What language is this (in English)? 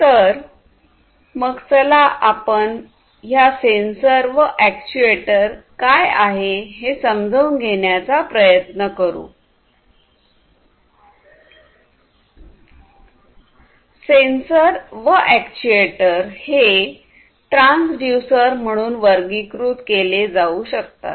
Marathi